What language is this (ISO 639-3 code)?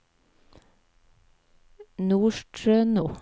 nor